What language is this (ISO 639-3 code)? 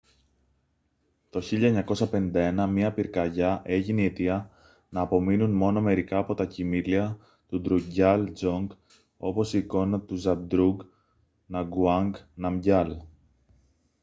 ell